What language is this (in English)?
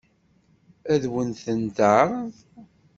Kabyle